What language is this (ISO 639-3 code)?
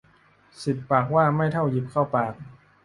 tha